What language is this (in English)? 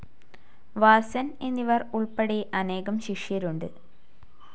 Malayalam